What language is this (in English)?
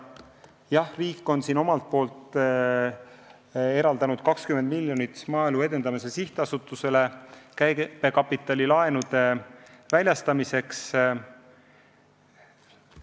Estonian